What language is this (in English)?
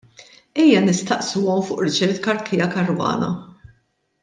Maltese